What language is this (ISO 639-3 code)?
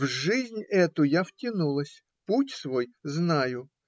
rus